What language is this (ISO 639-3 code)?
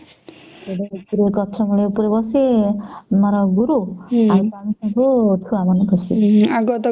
ori